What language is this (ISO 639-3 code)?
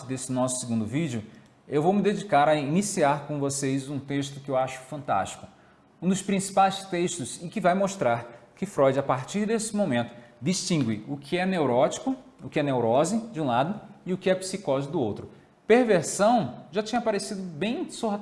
por